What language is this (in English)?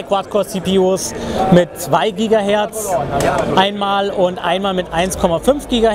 German